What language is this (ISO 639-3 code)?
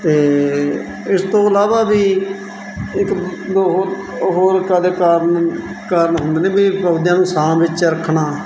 pan